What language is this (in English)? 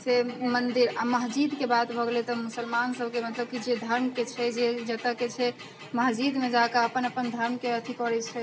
Maithili